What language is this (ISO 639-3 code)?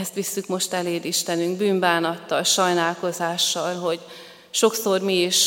hun